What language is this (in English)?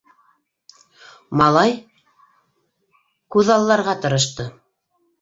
Bashkir